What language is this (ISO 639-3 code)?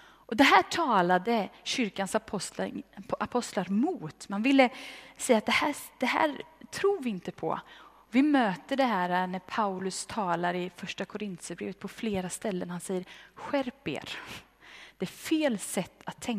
swe